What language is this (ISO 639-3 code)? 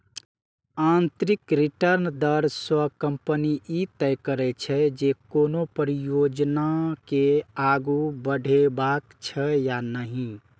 mai